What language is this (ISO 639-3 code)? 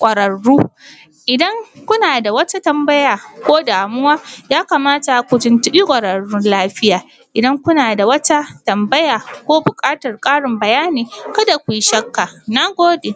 hau